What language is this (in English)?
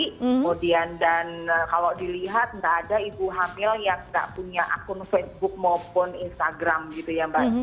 Indonesian